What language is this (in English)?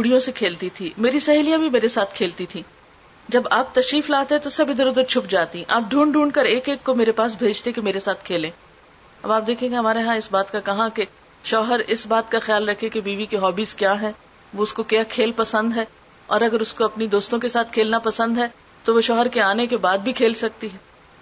Urdu